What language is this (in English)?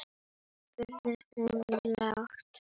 Icelandic